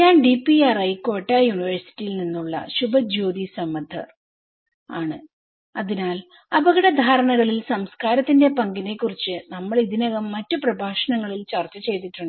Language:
Malayalam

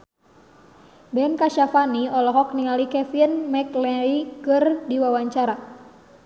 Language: Sundanese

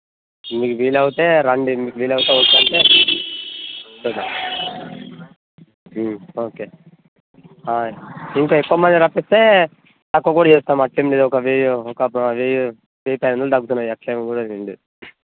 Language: Telugu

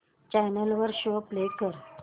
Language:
Marathi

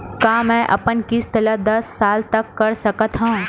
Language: Chhattisgarhi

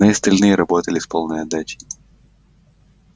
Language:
Russian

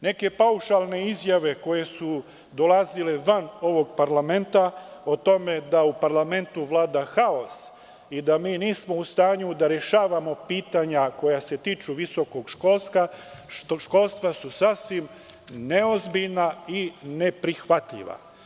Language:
Serbian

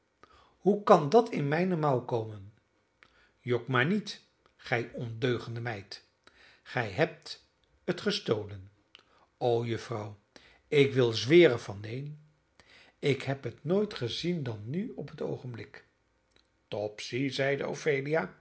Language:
Dutch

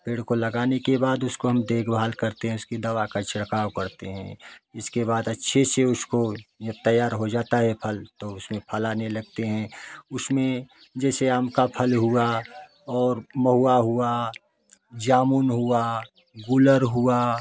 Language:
Hindi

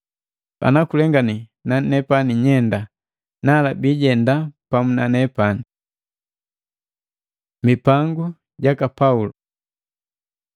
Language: Matengo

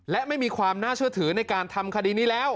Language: Thai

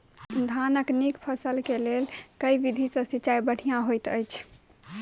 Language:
Maithili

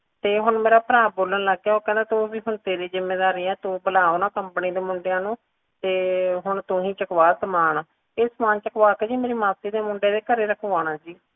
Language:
Punjabi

